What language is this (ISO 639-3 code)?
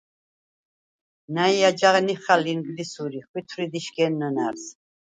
sva